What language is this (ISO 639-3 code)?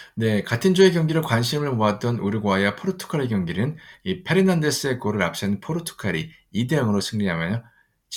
kor